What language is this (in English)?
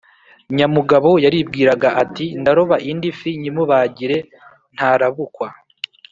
Kinyarwanda